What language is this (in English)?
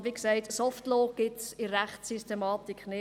Swiss German